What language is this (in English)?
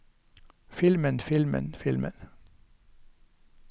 Norwegian